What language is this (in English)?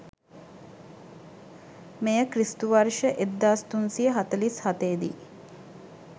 Sinhala